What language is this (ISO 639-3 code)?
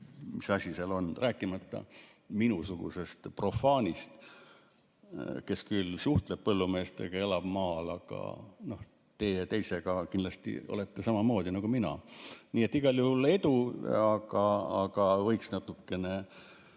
est